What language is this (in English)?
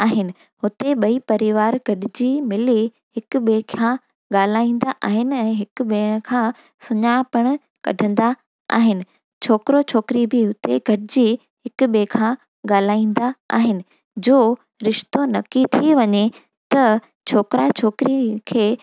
Sindhi